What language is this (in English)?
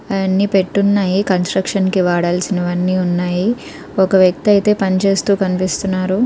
Telugu